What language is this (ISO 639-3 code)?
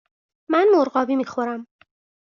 fas